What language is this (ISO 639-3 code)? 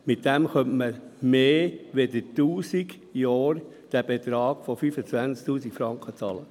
gsw